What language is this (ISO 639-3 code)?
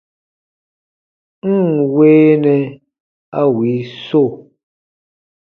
bba